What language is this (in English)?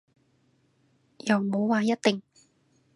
Cantonese